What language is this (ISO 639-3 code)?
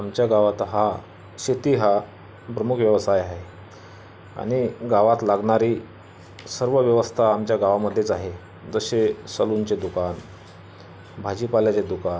mar